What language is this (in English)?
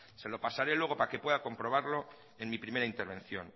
Spanish